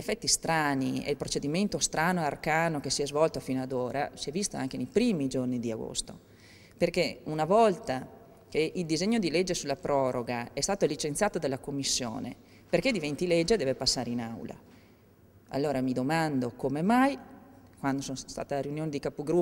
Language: Italian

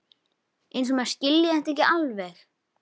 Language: Icelandic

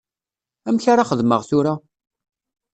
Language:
Kabyle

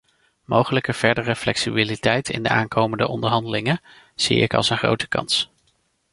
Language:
Dutch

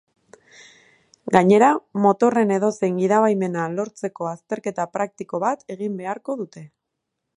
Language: Basque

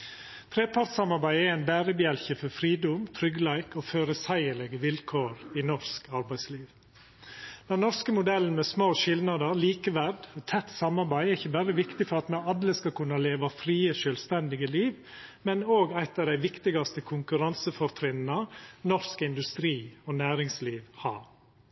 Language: Norwegian Nynorsk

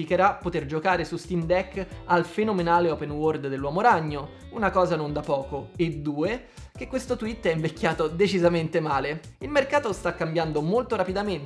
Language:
Italian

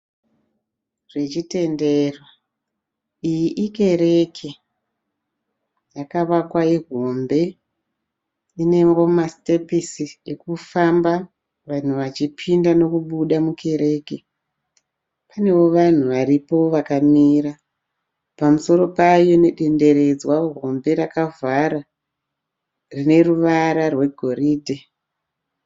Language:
Shona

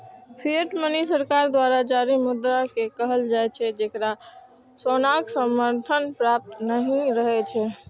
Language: Maithili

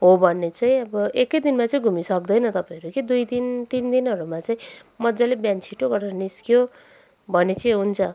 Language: Nepali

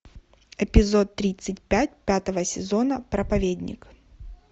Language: Russian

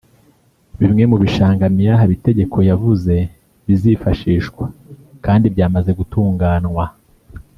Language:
Kinyarwanda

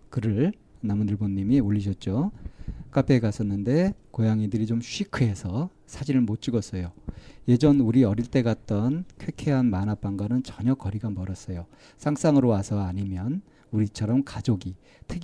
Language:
Korean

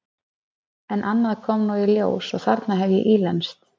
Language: Icelandic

